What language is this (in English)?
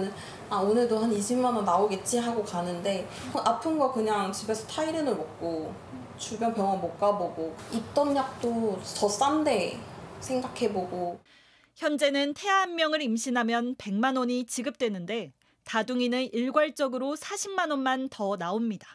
Korean